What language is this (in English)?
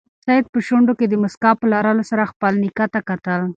Pashto